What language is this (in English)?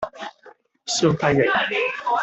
Cantonese